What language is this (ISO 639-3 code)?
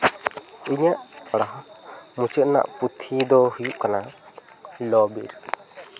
sat